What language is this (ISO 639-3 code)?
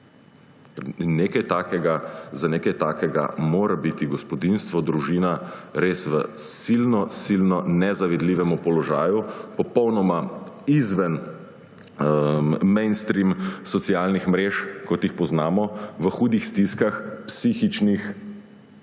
slv